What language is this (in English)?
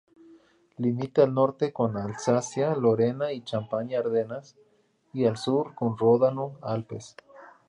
Spanish